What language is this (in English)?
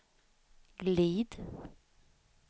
Swedish